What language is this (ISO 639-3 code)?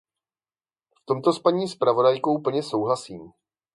ces